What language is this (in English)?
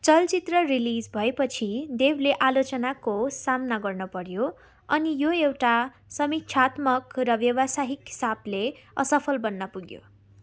Nepali